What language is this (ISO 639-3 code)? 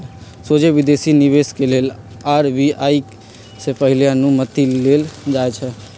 mag